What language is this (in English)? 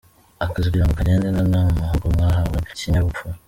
Kinyarwanda